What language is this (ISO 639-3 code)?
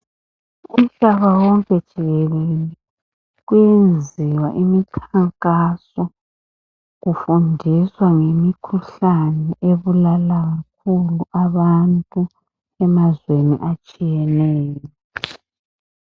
nde